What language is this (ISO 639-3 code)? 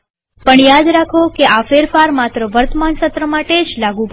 guj